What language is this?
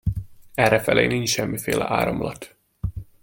Hungarian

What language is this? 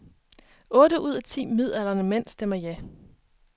Danish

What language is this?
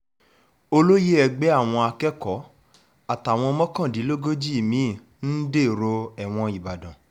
Yoruba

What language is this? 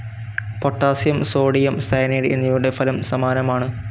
Malayalam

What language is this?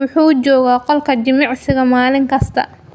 Somali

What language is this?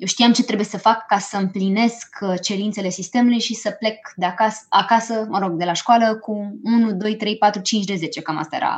Romanian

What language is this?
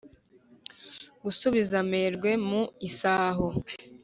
Kinyarwanda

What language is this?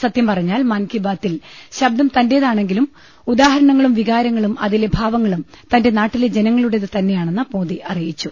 Malayalam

